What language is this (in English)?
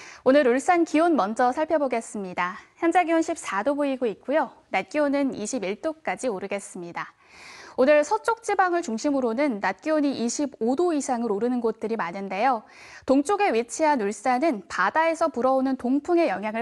Korean